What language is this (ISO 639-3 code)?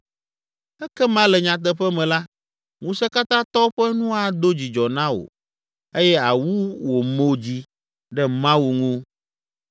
ewe